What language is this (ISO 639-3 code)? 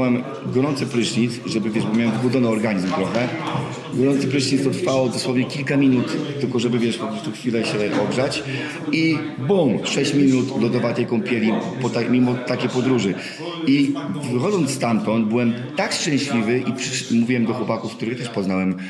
pol